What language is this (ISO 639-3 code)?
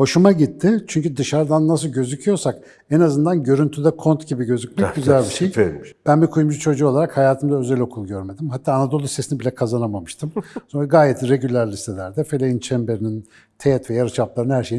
tur